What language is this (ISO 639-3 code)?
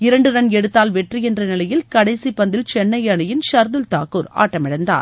tam